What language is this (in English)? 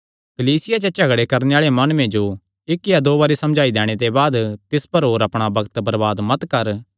Kangri